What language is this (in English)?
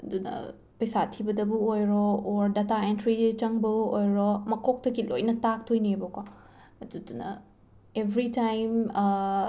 Manipuri